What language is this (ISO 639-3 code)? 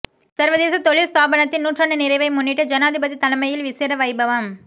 tam